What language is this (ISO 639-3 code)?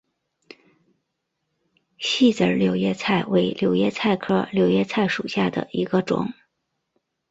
zho